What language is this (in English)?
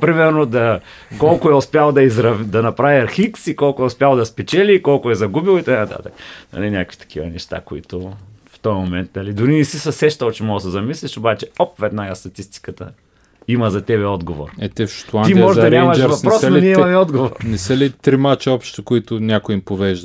Bulgarian